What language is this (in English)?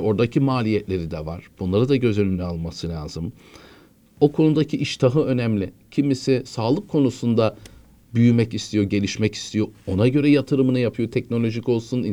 Turkish